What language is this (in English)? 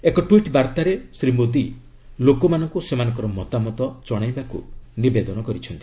Odia